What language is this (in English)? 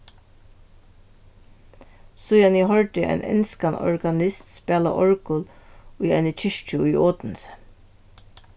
Faroese